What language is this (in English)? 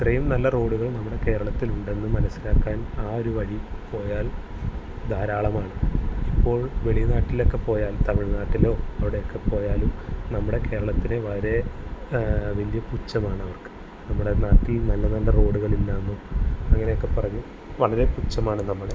Malayalam